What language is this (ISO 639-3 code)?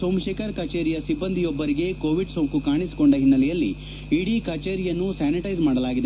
kan